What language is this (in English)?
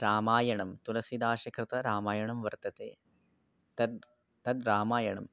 Sanskrit